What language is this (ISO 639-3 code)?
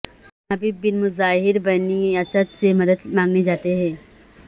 urd